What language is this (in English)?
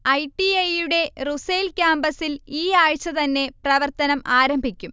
Malayalam